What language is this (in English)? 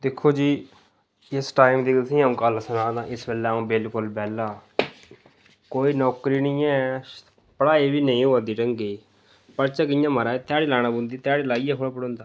Dogri